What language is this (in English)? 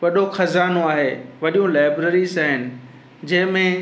Sindhi